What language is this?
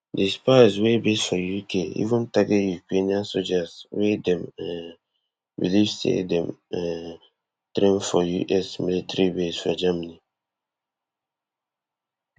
Nigerian Pidgin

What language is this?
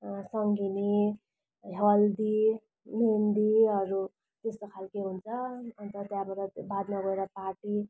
Nepali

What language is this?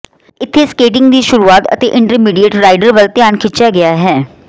Punjabi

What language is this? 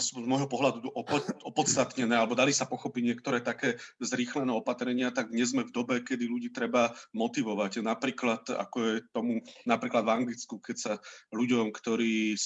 Slovak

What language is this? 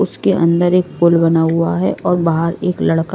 Hindi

